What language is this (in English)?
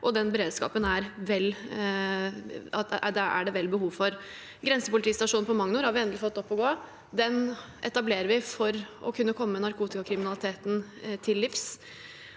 Norwegian